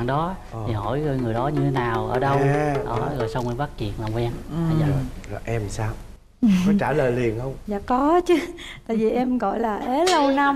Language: Vietnamese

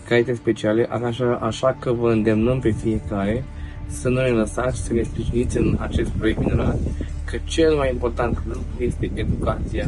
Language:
Romanian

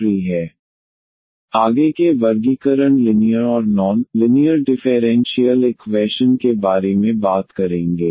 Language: Hindi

